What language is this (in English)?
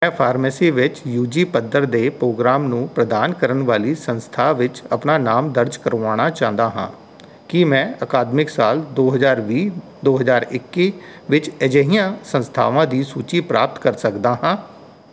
Punjabi